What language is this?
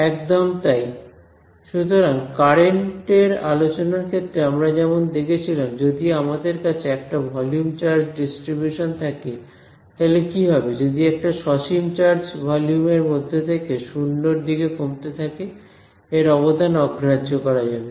Bangla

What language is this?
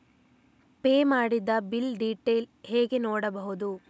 Kannada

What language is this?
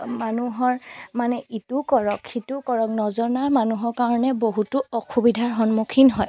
Assamese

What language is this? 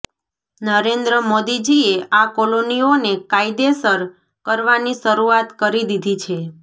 Gujarati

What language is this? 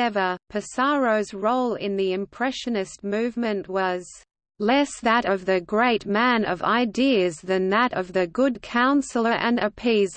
English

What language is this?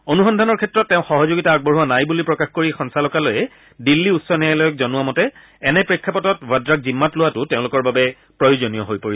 Assamese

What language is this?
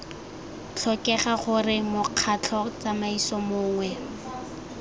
Tswana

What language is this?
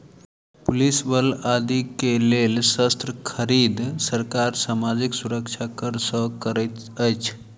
Maithili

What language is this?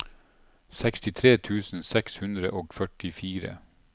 Norwegian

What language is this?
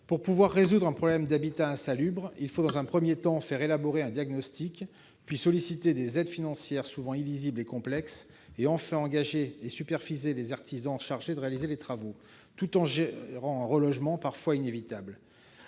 French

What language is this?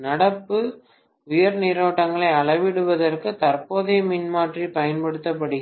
Tamil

